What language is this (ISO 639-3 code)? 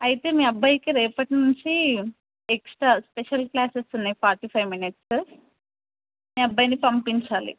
tel